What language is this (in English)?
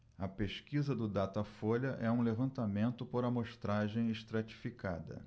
Portuguese